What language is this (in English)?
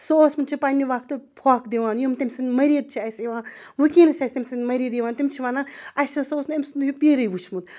Kashmiri